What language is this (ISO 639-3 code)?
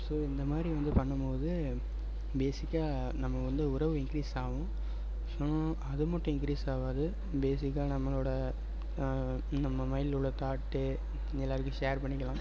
tam